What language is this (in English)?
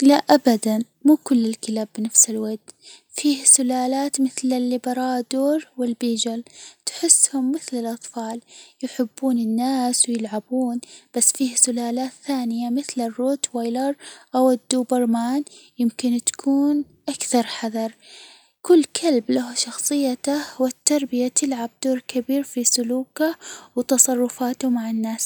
Hijazi Arabic